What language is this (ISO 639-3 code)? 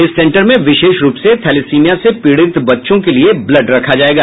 hin